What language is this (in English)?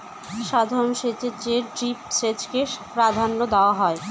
Bangla